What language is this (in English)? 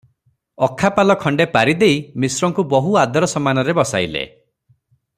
Odia